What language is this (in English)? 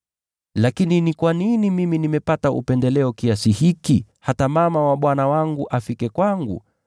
Swahili